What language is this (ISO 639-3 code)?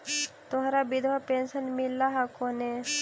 mag